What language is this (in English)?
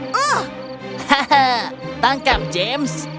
Indonesian